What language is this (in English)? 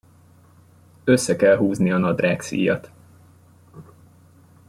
Hungarian